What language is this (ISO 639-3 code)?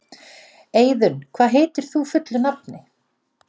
isl